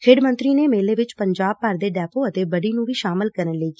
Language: Punjabi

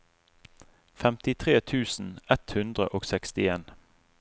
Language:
Norwegian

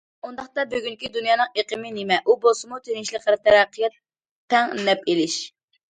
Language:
Uyghur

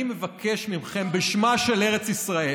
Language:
Hebrew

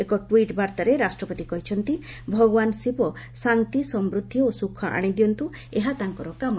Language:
Odia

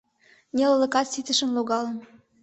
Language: Mari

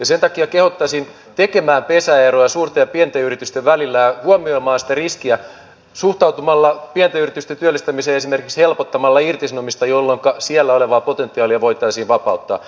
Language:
Finnish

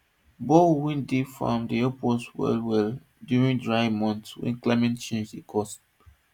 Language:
Nigerian Pidgin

